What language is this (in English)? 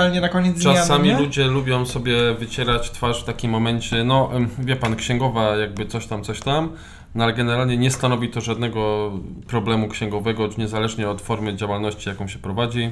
Polish